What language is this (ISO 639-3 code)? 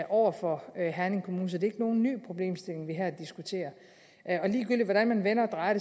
dan